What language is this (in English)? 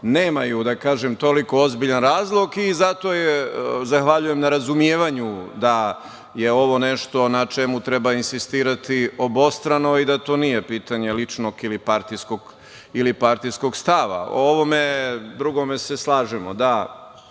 Serbian